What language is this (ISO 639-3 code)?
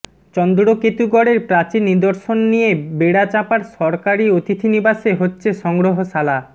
ben